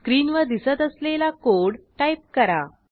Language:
Marathi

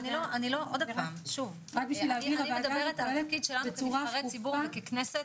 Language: Hebrew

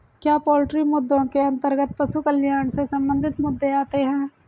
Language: Hindi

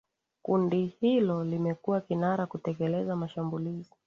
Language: Swahili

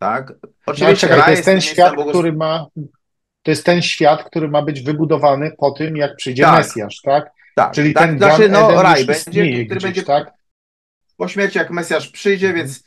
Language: Polish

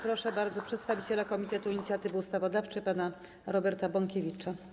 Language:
Polish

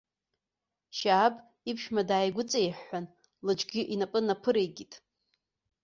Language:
Abkhazian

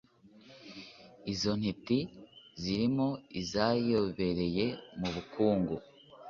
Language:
Kinyarwanda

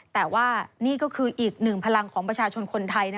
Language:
Thai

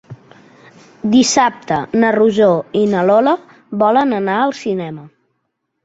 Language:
Catalan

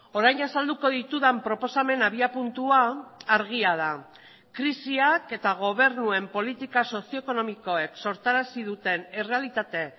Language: Basque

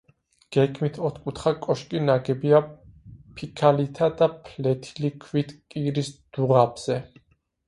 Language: Georgian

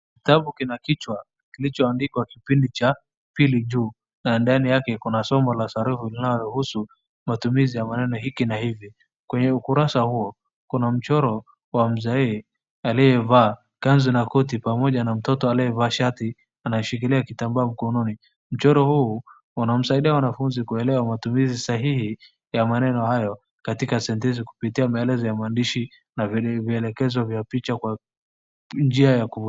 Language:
Swahili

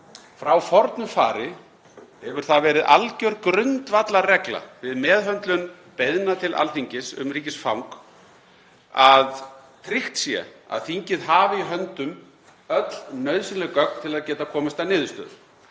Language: Icelandic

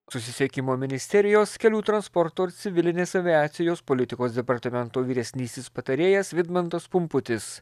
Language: Lithuanian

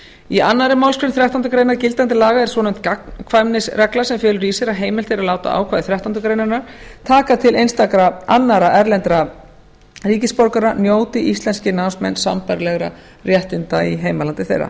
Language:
Icelandic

